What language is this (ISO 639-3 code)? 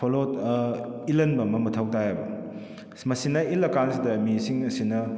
mni